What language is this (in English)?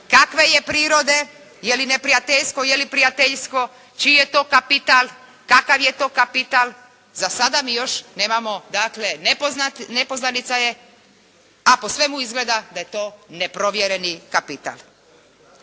Croatian